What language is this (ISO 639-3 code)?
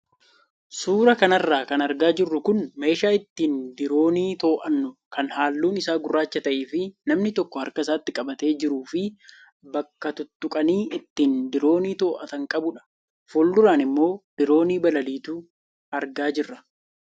orm